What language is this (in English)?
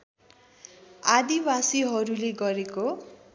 Nepali